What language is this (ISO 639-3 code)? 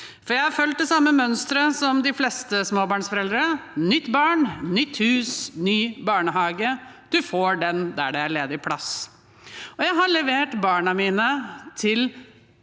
nor